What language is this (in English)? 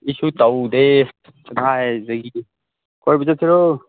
Manipuri